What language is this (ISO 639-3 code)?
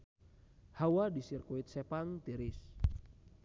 sun